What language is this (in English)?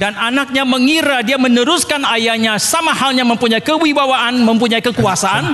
Indonesian